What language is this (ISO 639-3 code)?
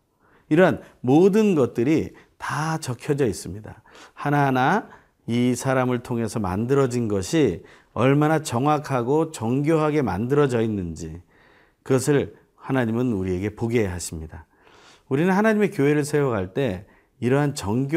kor